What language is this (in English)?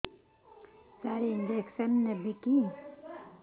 Odia